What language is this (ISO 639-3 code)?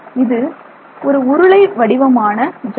tam